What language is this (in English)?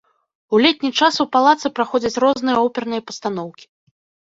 Belarusian